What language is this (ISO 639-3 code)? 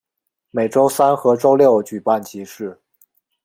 zho